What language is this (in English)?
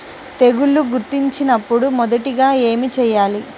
Telugu